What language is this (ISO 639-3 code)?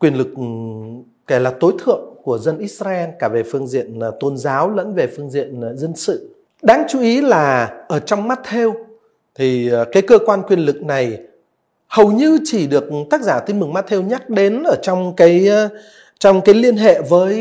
vie